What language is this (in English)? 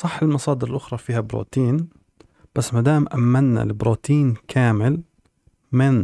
Arabic